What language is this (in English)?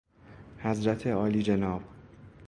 Persian